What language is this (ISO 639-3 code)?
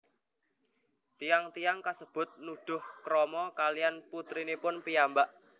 jav